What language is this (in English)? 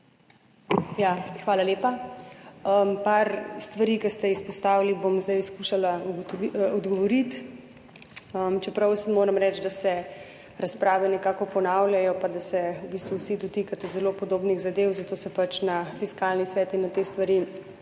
Slovenian